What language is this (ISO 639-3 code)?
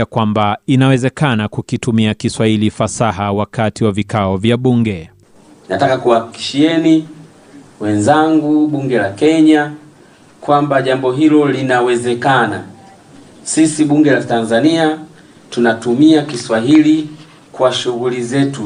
swa